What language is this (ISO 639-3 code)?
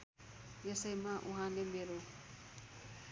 nep